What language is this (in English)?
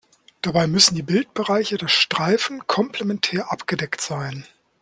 German